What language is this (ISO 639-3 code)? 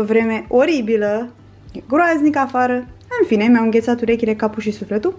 ron